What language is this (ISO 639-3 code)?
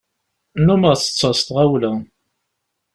kab